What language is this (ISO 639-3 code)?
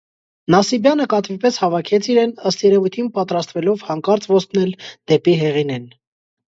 hye